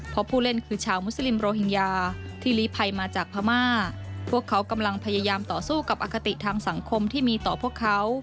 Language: Thai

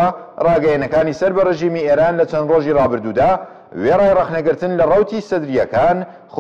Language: Persian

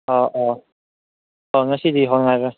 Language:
Manipuri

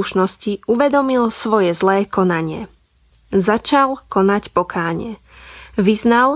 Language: Slovak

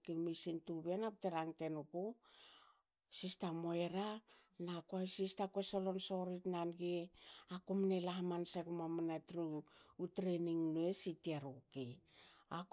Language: Hakö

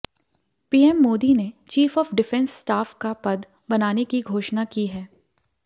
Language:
Hindi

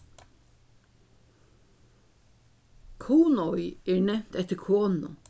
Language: Faroese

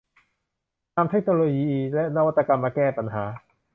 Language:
Thai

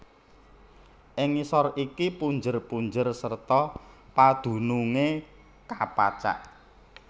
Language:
Javanese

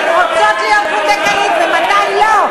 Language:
Hebrew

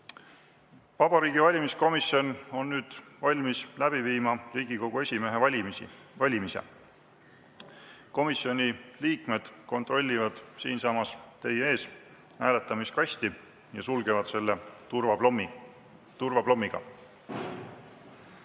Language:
Estonian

